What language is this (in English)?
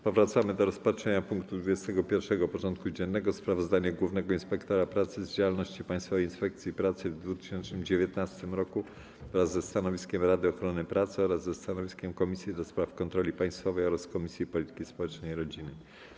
Polish